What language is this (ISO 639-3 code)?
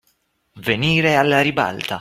ita